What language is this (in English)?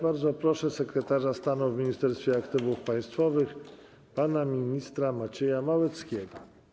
Polish